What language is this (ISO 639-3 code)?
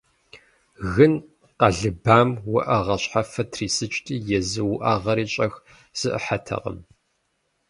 kbd